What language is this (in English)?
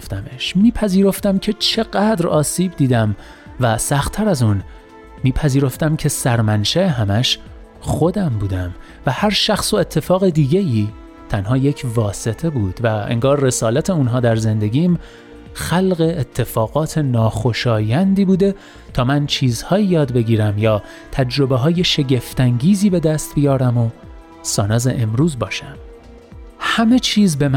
Persian